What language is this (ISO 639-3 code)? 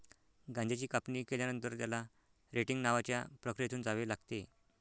mar